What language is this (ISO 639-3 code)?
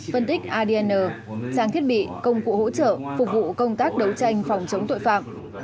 vie